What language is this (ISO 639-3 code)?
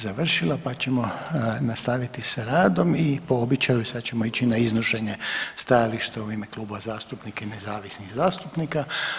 hrv